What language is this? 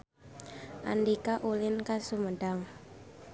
Sundanese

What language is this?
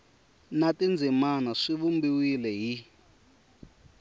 Tsonga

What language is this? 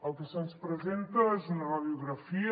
Catalan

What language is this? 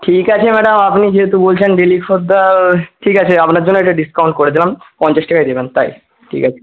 Bangla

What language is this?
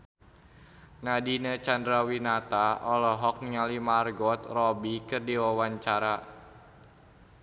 Sundanese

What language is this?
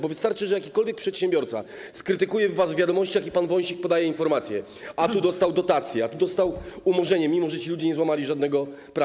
Polish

